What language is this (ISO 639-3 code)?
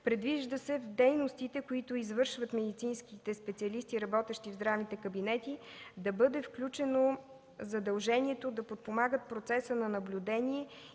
bul